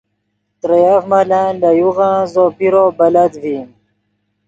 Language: Yidgha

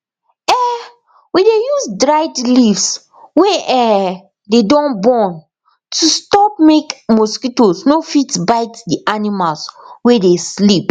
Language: Nigerian Pidgin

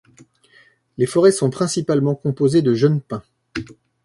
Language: French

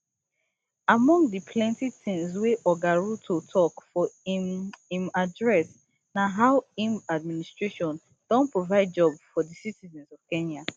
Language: Nigerian Pidgin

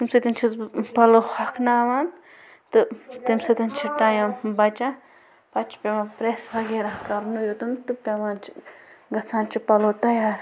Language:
Kashmiri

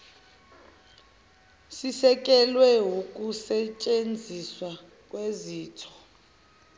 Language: Zulu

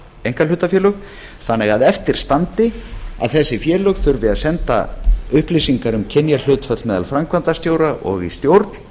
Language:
Icelandic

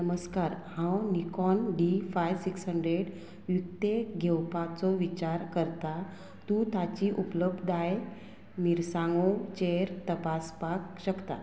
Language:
Konkani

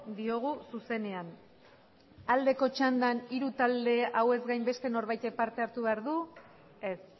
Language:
Basque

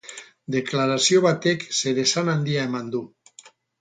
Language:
Basque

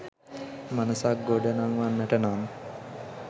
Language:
Sinhala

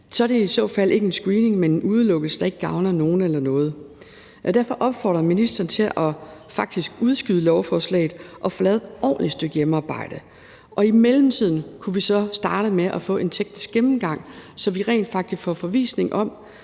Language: Danish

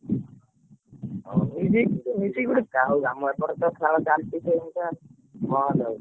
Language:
Odia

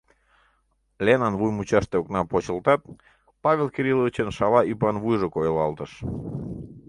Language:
Mari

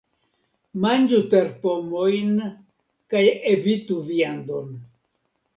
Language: Esperanto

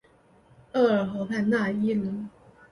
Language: Chinese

